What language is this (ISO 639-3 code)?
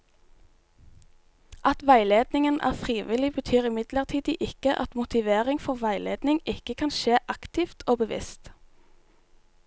nor